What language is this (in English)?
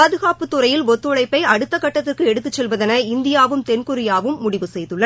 Tamil